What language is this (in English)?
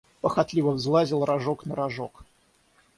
Russian